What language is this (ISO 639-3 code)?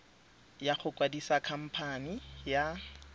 tsn